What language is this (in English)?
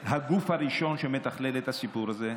Hebrew